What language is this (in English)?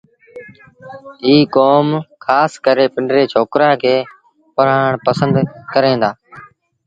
Sindhi Bhil